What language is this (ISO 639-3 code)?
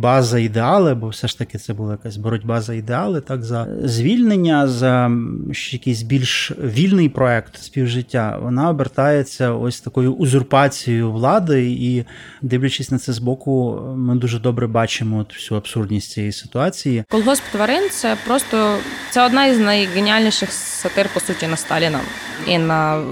ukr